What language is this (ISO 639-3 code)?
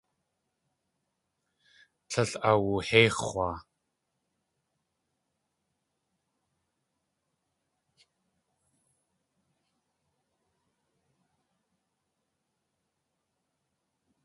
tli